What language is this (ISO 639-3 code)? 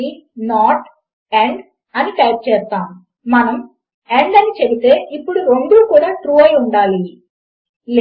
tel